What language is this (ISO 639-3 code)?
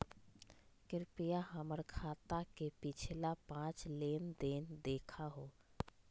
mag